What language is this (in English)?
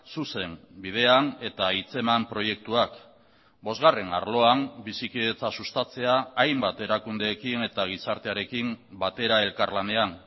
Basque